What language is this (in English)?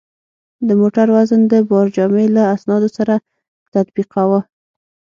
Pashto